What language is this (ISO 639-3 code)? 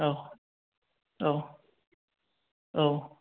brx